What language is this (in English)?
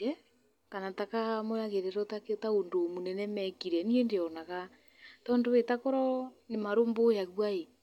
Kikuyu